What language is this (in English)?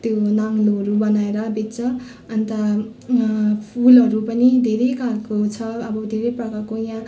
Nepali